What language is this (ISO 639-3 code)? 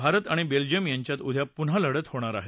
mar